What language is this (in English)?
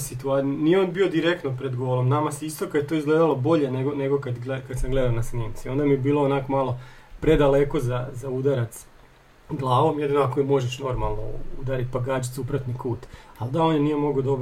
Croatian